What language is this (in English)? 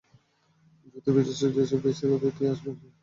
Bangla